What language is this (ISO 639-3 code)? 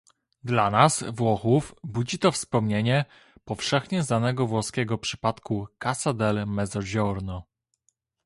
pol